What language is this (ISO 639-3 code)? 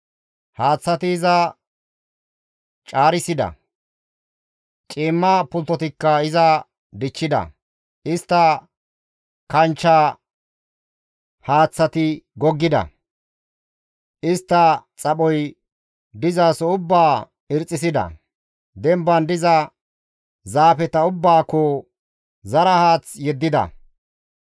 gmv